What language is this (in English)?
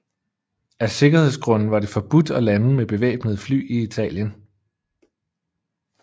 Danish